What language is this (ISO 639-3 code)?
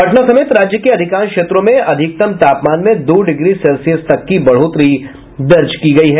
hin